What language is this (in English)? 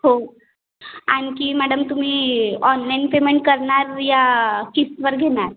Marathi